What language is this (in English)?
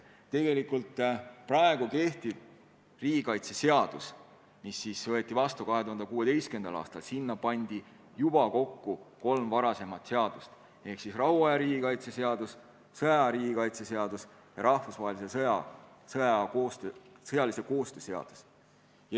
Estonian